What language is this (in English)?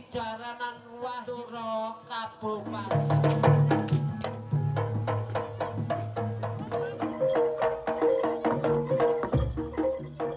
Indonesian